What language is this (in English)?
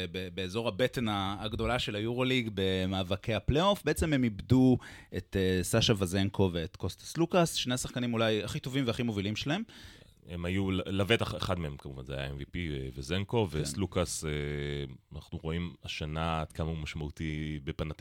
Hebrew